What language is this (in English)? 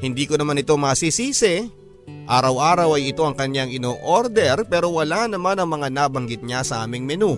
Filipino